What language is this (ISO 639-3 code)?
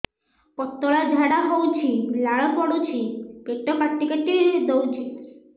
ori